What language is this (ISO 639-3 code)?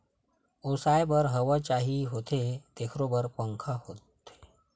hne